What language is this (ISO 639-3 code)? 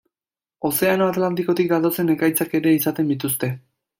eus